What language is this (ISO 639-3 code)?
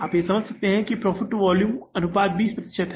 hin